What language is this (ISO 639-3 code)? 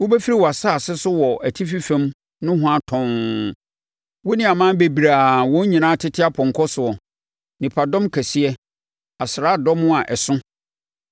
aka